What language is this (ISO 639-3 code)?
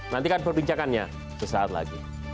ind